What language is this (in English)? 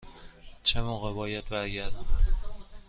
Persian